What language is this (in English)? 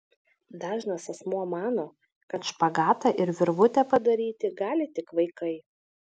Lithuanian